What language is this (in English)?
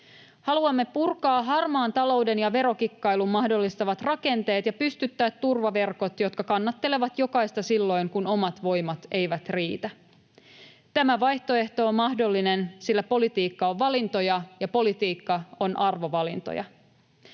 Finnish